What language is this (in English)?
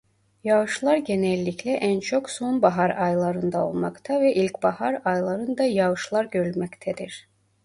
Turkish